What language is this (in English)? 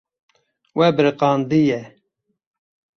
Kurdish